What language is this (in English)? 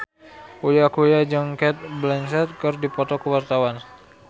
Sundanese